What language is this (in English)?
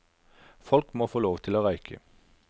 Norwegian